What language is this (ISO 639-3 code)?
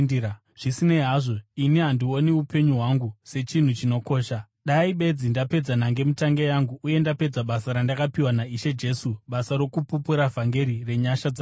sna